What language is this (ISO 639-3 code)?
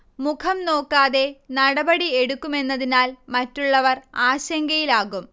mal